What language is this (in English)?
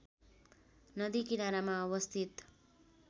Nepali